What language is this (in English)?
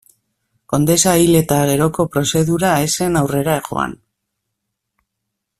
Basque